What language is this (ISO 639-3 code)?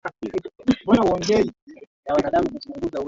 swa